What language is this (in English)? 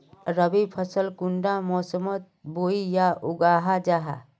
Magahi